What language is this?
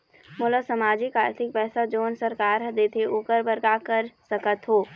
Chhattisgarhi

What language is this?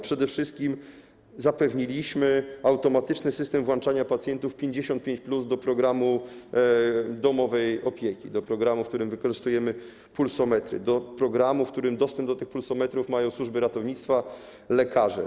Polish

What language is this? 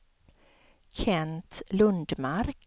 Swedish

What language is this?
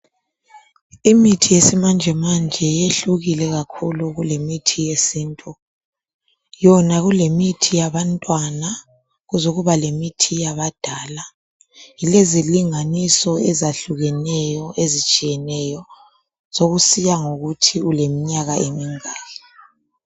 North Ndebele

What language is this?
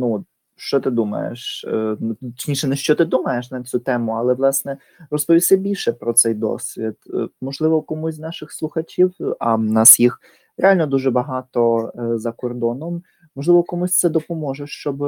Ukrainian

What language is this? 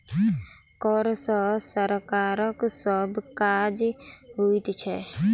Maithili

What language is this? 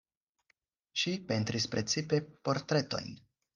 Esperanto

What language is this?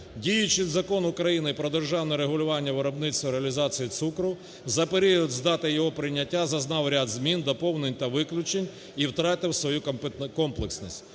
Ukrainian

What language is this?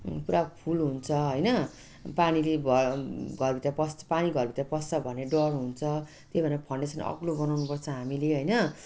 Nepali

